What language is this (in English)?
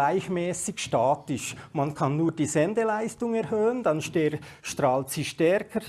German